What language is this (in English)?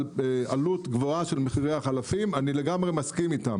Hebrew